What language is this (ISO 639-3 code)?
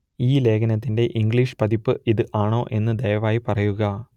mal